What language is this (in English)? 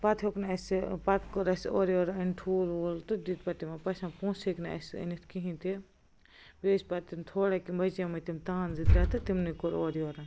Kashmiri